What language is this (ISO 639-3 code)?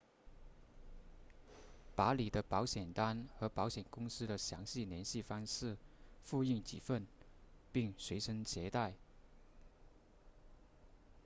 zho